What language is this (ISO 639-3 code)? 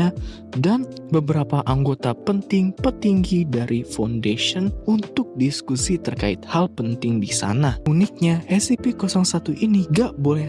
ind